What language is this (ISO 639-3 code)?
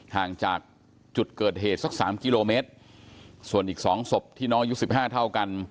tha